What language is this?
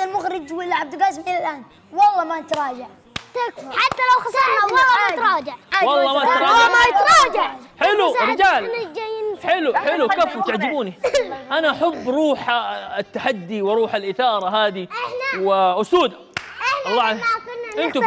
Arabic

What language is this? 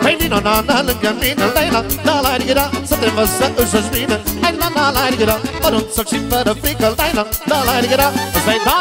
Romanian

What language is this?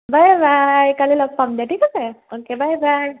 Assamese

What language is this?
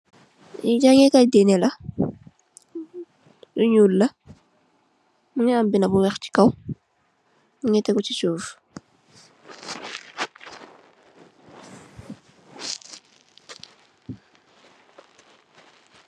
Wolof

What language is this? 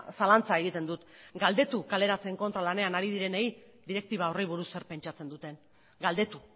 Basque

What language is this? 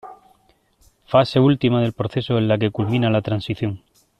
Spanish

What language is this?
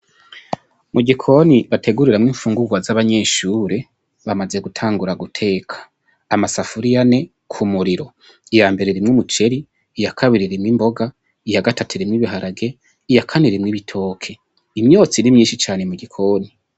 Rundi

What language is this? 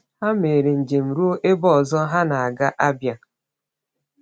Igbo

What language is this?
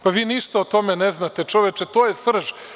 Serbian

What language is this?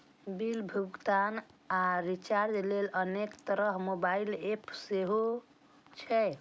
Maithili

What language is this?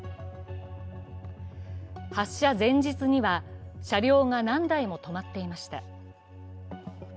Japanese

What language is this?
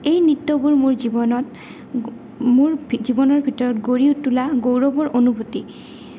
Assamese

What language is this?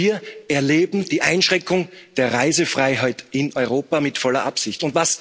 German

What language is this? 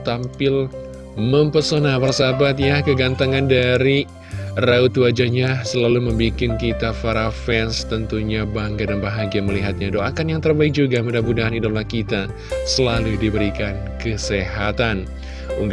Indonesian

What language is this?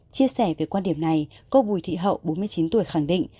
Vietnamese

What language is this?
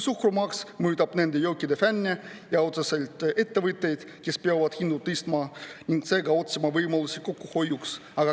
Estonian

